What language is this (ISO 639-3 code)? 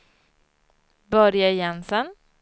swe